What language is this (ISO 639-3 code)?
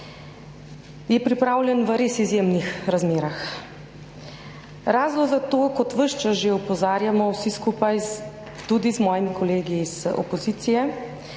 slv